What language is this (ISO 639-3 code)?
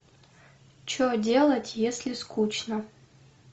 rus